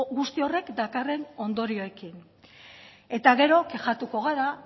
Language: Basque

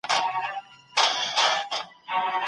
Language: Pashto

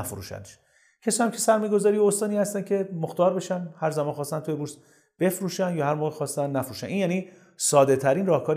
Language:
Persian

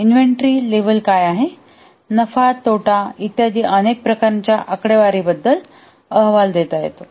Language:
Marathi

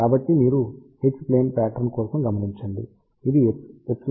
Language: Telugu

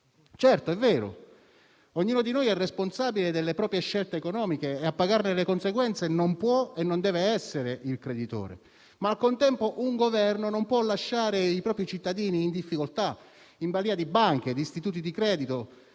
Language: Italian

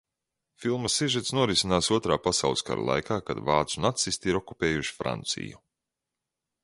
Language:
Latvian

